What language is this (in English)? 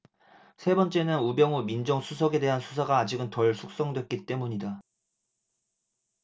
Korean